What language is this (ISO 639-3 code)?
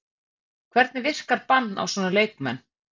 isl